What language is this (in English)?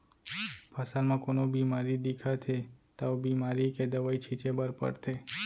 Chhattisgarhi